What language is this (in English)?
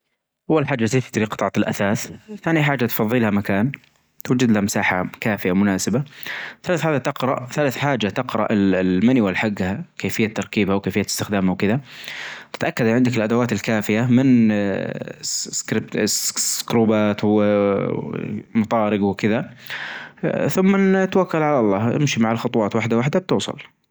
Najdi Arabic